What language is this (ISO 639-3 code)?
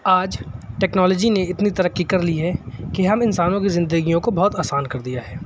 urd